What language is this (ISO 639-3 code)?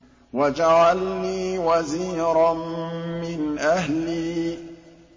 ara